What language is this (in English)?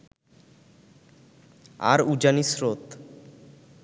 Bangla